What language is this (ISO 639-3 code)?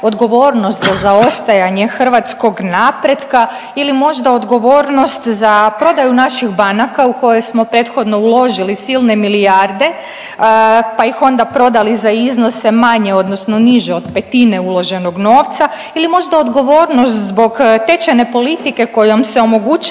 hrv